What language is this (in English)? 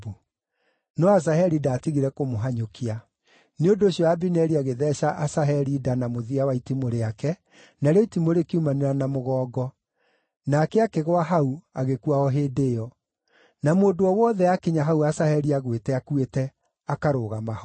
Kikuyu